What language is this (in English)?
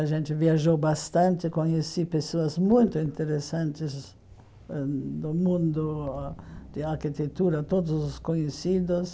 Portuguese